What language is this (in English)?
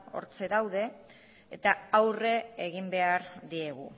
Basque